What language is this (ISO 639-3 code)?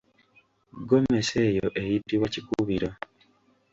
lug